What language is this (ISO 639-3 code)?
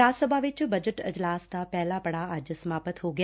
pan